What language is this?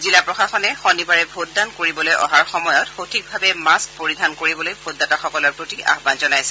Assamese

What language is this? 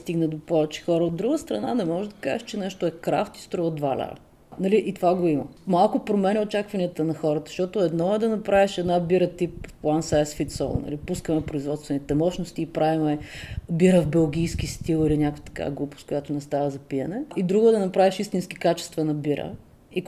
Bulgarian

